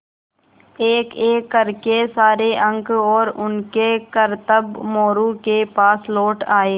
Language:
Hindi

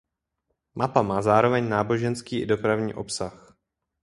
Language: Czech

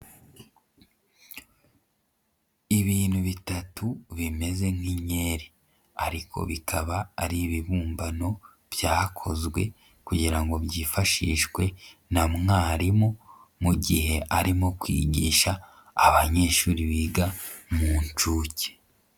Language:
Kinyarwanda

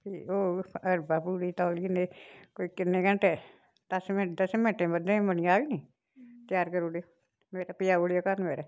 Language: Dogri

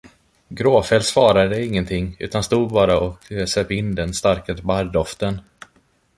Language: Swedish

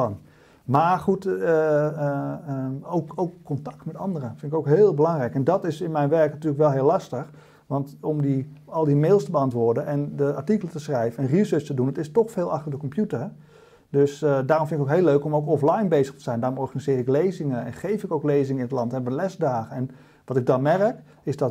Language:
Dutch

